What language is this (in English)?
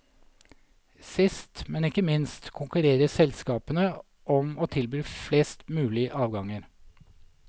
Norwegian